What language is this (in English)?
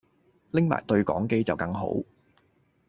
Cantonese